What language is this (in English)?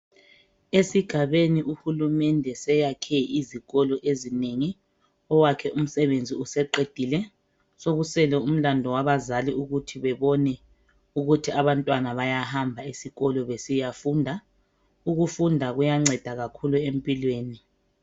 North Ndebele